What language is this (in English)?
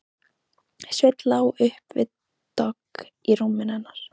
Icelandic